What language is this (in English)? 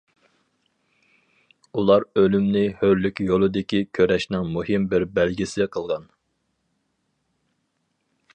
Uyghur